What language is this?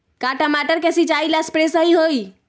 Magahi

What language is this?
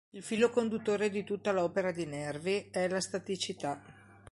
Italian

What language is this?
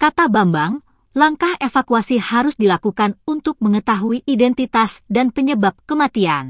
Indonesian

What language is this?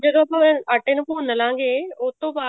Punjabi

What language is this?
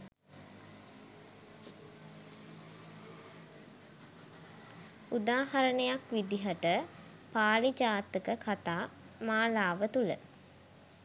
Sinhala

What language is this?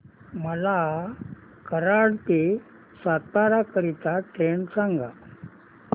Marathi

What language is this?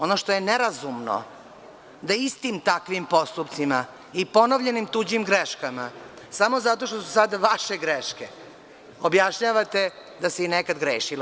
Serbian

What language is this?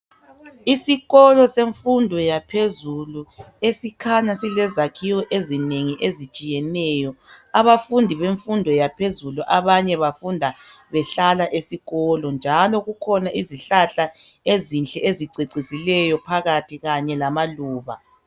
North Ndebele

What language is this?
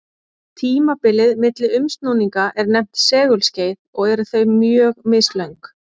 Icelandic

